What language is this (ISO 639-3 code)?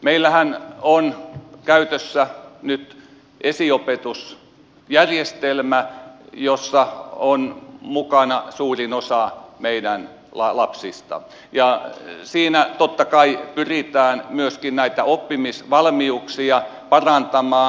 fin